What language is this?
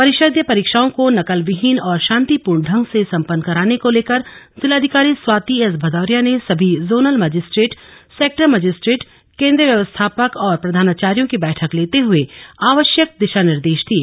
Hindi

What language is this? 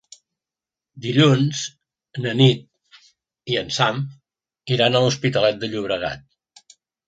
Catalan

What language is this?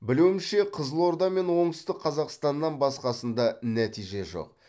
Kazakh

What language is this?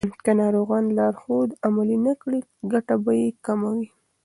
Pashto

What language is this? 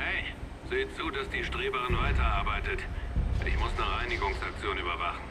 German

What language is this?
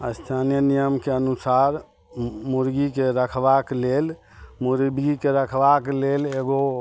Maithili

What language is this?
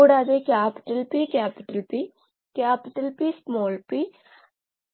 Malayalam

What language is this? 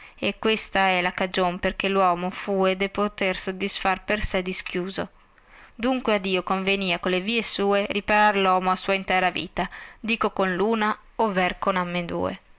Italian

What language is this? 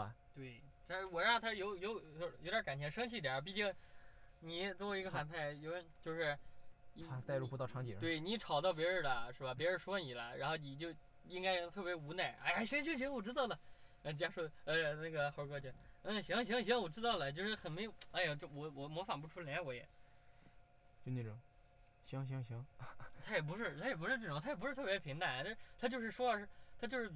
Chinese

